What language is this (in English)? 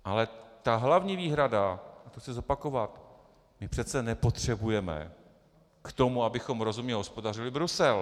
Czech